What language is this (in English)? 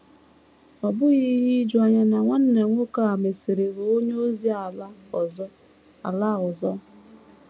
Igbo